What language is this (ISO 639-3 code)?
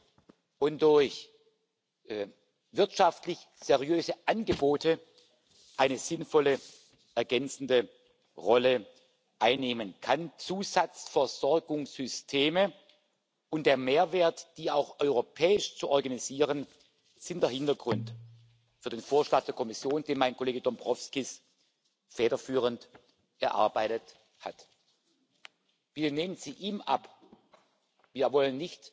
eng